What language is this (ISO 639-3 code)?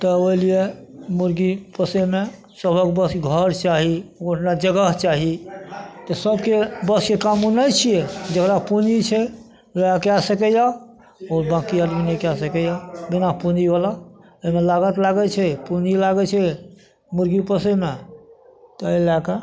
mai